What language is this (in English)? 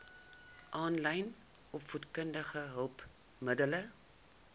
Afrikaans